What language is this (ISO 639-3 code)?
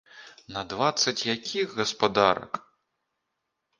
bel